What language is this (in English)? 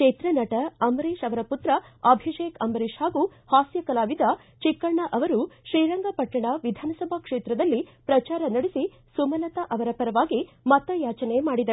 Kannada